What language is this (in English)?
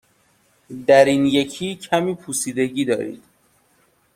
Persian